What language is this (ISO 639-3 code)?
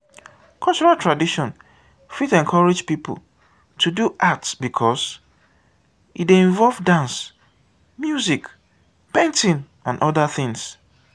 pcm